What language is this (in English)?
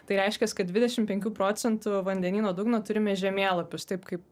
Lithuanian